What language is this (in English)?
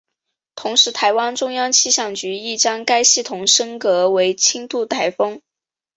Chinese